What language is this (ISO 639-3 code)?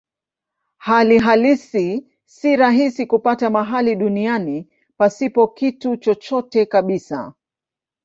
swa